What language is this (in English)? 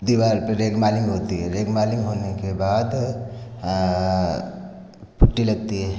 Hindi